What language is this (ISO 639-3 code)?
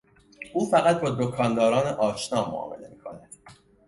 fas